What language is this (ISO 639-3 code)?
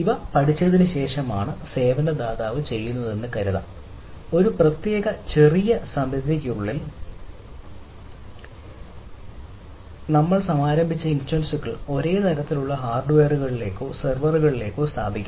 mal